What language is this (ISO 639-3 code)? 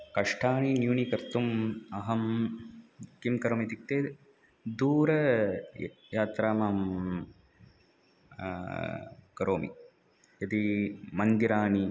san